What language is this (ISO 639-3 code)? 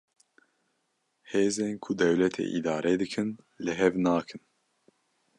kur